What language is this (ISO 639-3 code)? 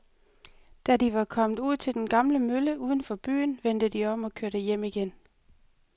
dan